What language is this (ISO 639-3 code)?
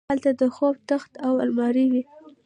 pus